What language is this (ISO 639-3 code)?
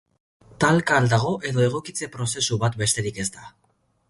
eus